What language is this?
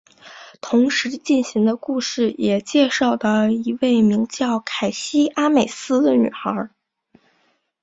Chinese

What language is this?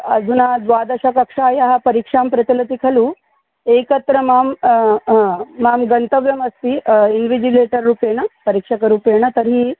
Sanskrit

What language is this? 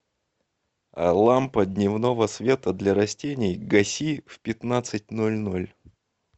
Russian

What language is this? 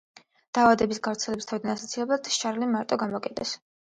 Georgian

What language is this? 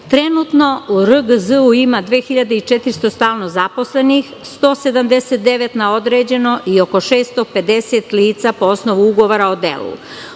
Serbian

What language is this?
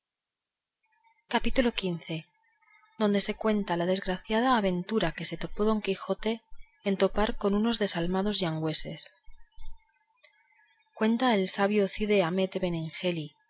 Spanish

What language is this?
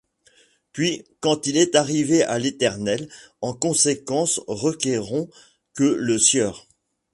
French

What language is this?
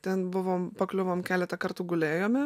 Lithuanian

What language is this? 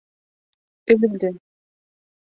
Bashkir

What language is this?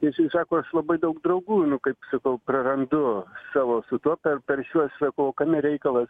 Lithuanian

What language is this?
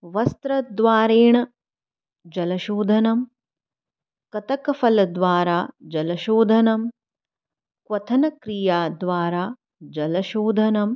Sanskrit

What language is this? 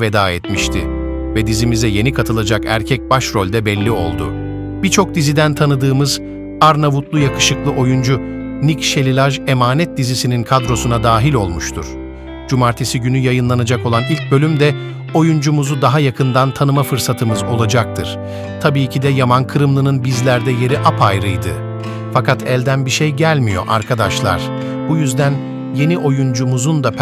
Turkish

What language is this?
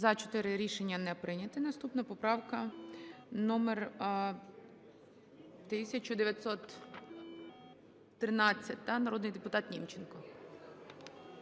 Ukrainian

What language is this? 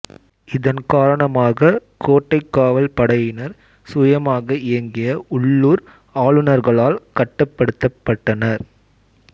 Tamil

